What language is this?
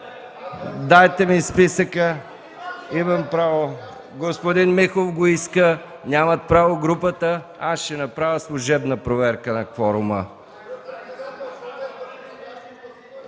Bulgarian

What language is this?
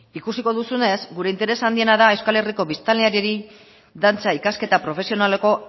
Basque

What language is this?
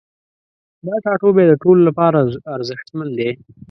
Pashto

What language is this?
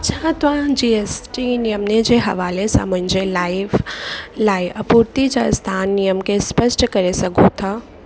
Sindhi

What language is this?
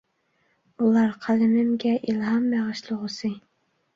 Uyghur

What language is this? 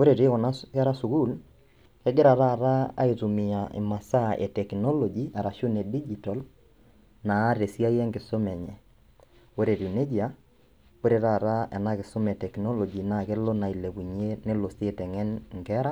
Masai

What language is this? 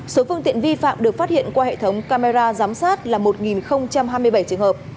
Vietnamese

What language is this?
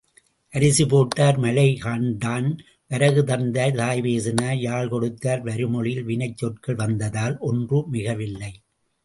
Tamil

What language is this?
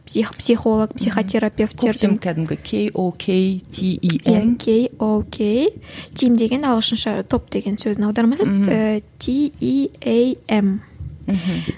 Kazakh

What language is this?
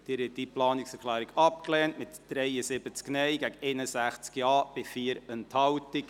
Swiss German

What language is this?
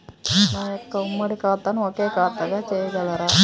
Telugu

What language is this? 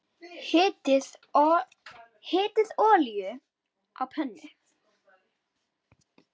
Icelandic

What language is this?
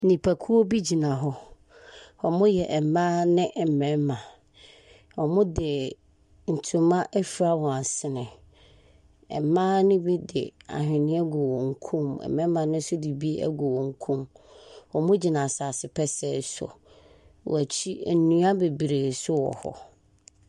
Akan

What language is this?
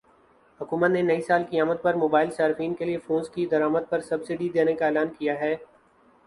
Urdu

